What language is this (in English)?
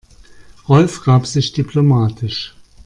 German